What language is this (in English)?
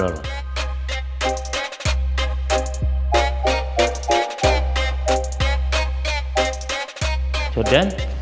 Indonesian